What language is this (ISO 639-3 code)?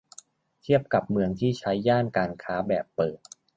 tha